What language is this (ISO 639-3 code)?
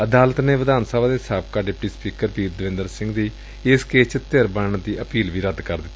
pan